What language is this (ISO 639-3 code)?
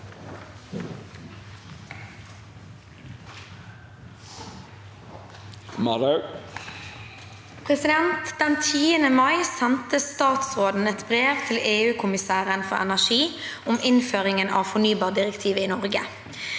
nor